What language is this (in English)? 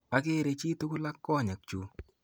Kalenjin